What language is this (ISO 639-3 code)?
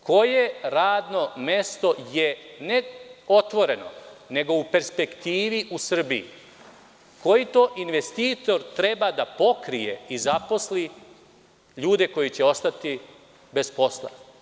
srp